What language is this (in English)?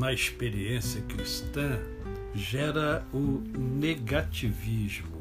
Portuguese